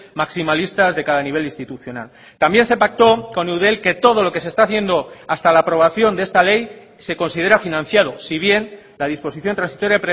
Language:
Spanish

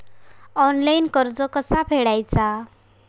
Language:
Marathi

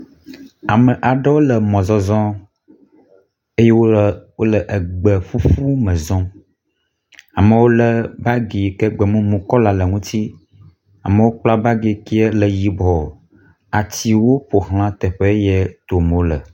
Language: Ewe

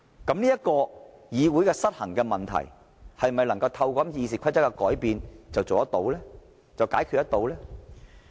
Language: Cantonese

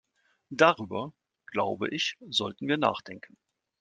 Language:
German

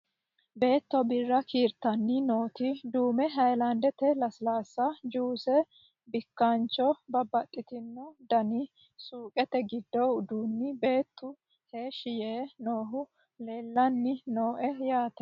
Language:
Sidamo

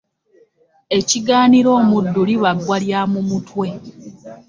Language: Ganda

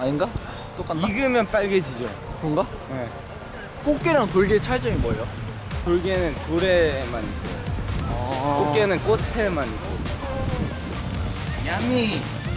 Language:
Korean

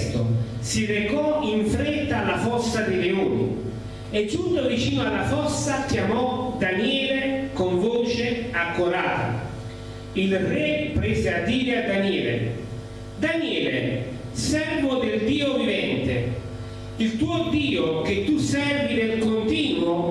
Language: Italian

